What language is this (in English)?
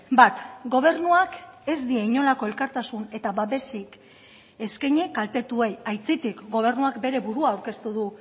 Basque